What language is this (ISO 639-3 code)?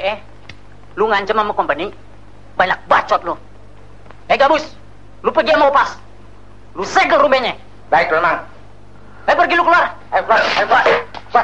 ind